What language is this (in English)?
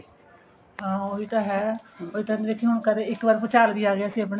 Punjabi